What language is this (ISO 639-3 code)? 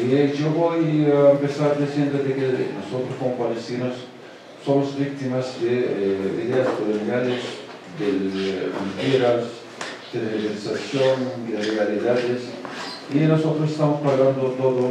spa